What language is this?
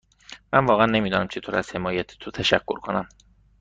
Persian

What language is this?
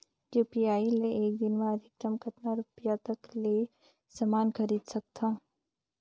Chhattisgarhi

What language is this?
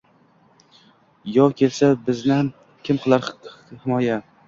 Uzbek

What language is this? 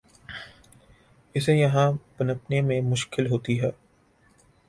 Urdu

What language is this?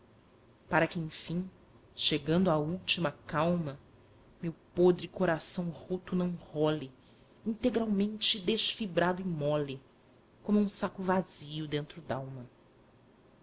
Portuguese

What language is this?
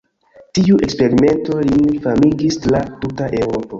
Esperanto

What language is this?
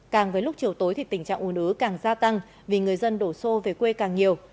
Vietnamese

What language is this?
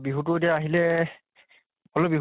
Assamese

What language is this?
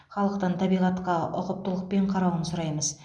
Kazakh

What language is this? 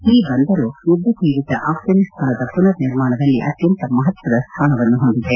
Kannada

